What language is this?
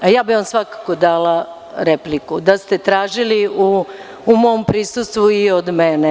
Serbian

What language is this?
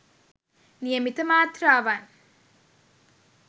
Sinhala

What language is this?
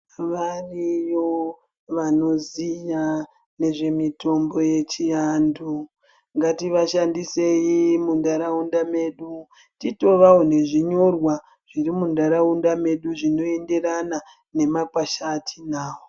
Ndau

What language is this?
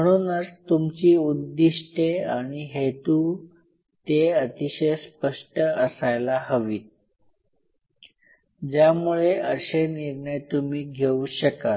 Marathi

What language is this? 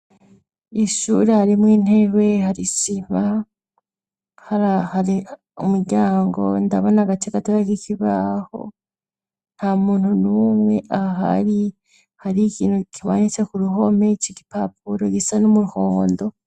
Rundi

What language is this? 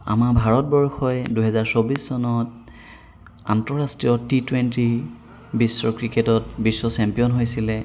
Assamese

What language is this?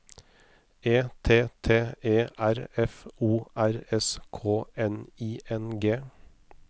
Norwegian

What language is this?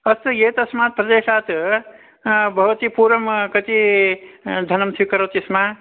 Sanskrit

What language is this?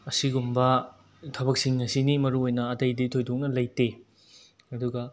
Manipuri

